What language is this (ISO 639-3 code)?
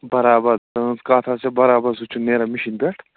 kas